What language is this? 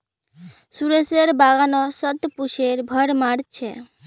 Magahi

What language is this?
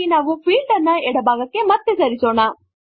Kannada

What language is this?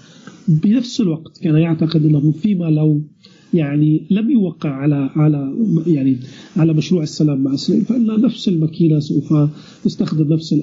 Arabic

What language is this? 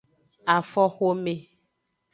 Aja (Benin)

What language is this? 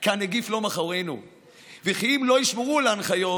Hebrew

